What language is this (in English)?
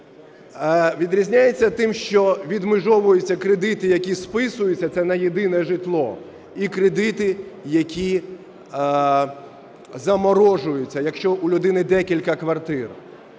Ukrainian